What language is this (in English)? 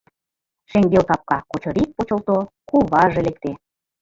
Mari